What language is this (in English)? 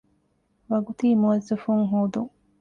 Divehi